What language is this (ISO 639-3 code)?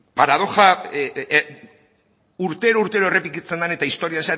eus